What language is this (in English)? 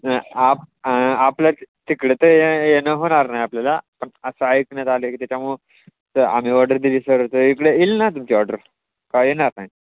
Marathi